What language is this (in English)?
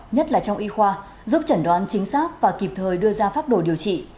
Vietnamese